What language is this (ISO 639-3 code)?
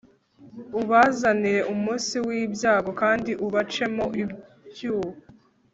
kin